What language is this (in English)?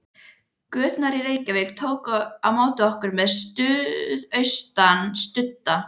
Icelandic